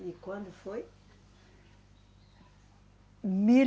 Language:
Portuguese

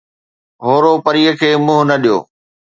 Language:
Sindhi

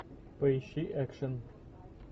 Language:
Russian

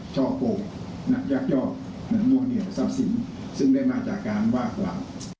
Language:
Thai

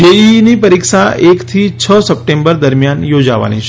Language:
Gujarati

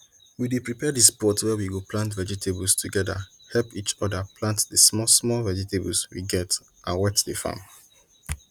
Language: Nigerian Pidgin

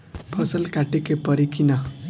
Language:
Bhojpuri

